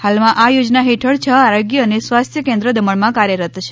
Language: Gujarati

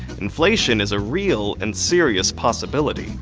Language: English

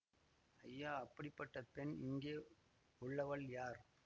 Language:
Tamil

